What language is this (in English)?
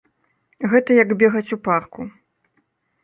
Belarusian